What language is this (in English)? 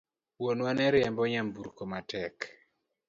Luo (Kenya and Tanzania)